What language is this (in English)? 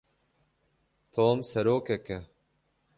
Kurdish